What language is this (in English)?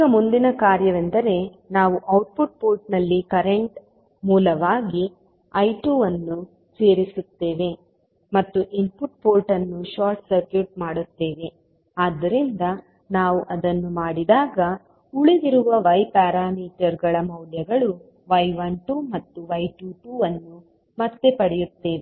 Kannada